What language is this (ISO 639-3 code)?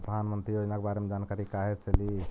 mag